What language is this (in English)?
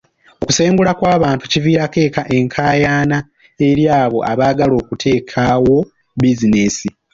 Ganda